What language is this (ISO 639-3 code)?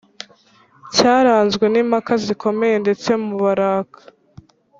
kin